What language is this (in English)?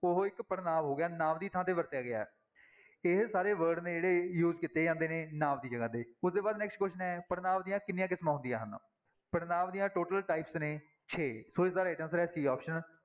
Punjabi